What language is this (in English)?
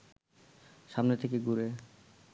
Bangla